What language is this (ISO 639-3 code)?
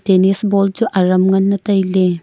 nnp